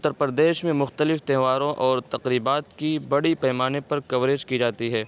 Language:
Urdu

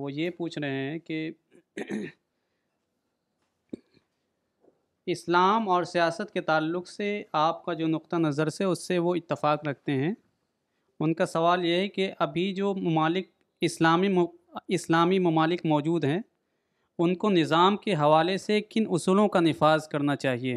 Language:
Urdu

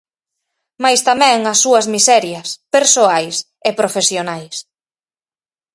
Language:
Galician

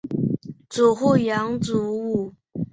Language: Chinese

